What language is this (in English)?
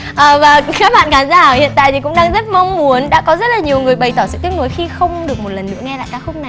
Vietnamese